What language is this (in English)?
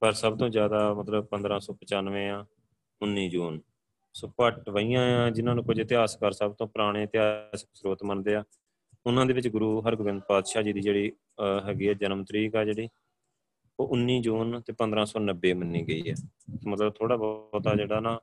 Punjabi